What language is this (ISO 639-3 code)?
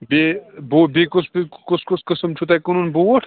kas